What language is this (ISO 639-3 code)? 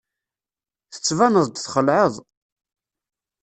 kab